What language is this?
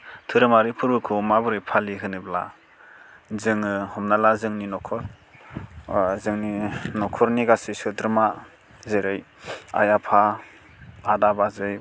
Bodo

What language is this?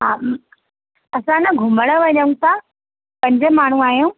Sindhi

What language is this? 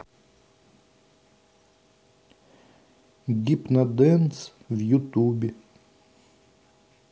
Russian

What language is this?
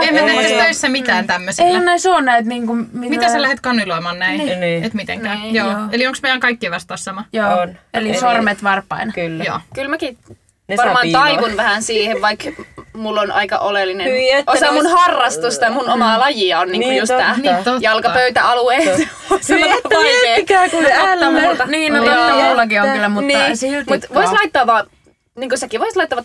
Finnish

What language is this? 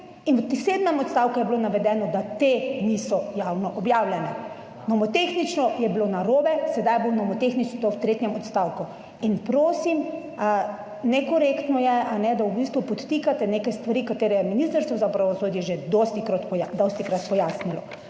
Slovenian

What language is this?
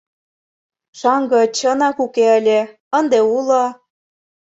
Mari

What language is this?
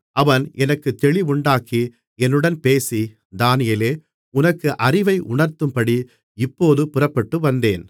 Tamil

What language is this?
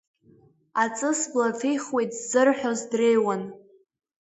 Abkhazian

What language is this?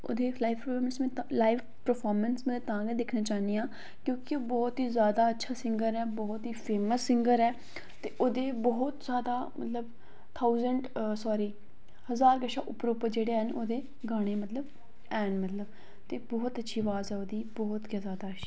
Dogri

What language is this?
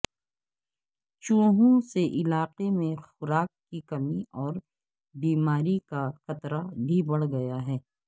Urdu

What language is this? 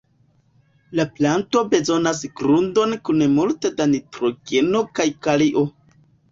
Esperanto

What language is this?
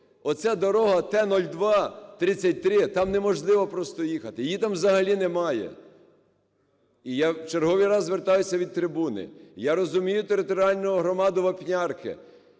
Ukrainian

